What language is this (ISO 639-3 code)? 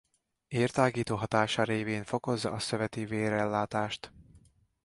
hun